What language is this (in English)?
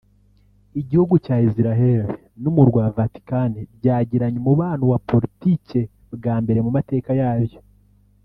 Kinyarwanda